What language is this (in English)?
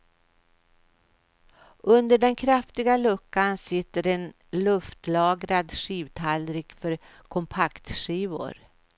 Swedish